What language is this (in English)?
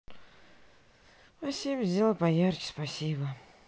Russian